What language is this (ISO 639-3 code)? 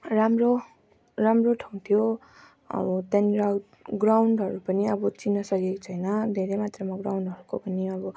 nep